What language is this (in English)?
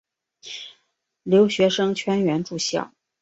Chinese